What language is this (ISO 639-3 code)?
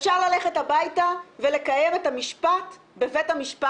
heb